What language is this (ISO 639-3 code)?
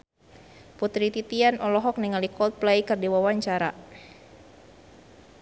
sun